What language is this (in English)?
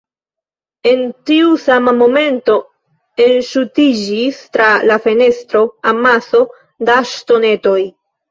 Esperanto